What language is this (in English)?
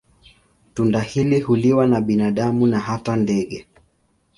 Swahili